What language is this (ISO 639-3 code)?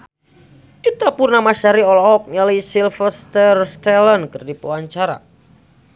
sun